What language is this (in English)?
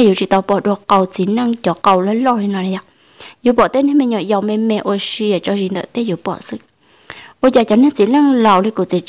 Vietnamese